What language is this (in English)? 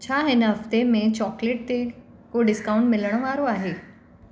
Sindhi